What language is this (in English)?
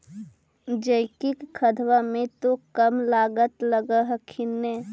Magahi